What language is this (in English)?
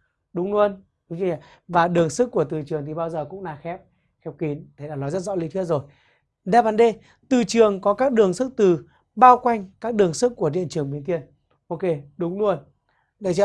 Vietnamese